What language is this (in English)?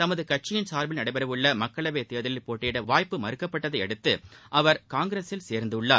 Tamil